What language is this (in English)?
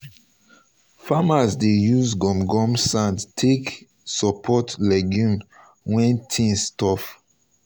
Nigerian Pidgin